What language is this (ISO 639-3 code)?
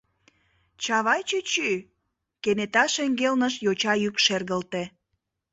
chm